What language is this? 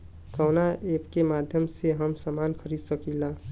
Bhojpuri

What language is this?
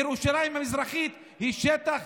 Hebrew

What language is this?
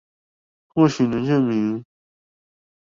Chinese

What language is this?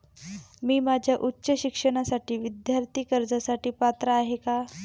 Marathi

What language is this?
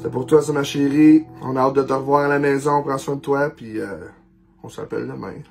French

